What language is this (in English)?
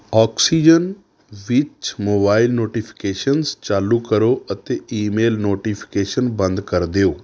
Punjabi